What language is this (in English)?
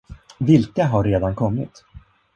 Swedish